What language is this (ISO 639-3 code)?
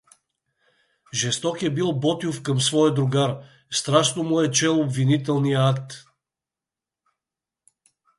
bul